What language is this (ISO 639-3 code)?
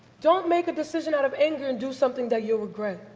eng